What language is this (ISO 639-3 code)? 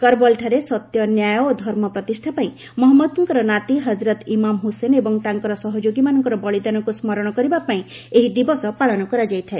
ori